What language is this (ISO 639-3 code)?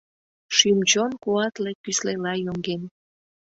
chm